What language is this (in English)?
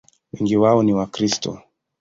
Swahili